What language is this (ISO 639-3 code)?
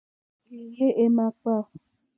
bri